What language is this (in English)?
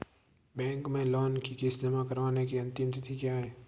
Hindi